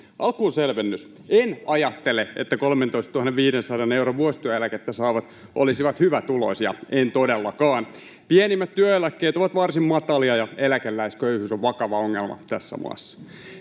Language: Finnish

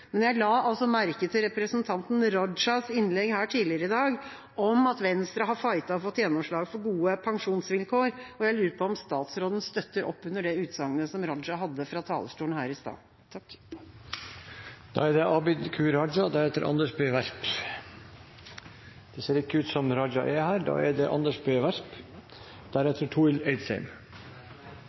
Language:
Norwegian Bokmål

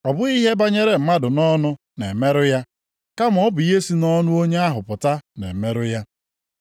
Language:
Igbo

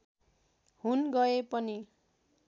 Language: Nepali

